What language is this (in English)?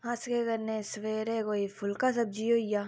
Dogri